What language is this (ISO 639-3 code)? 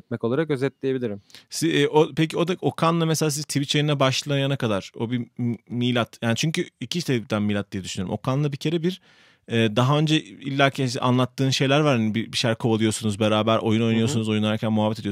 tur